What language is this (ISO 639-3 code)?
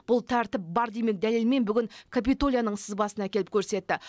kaz